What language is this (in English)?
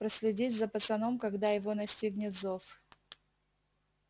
Russian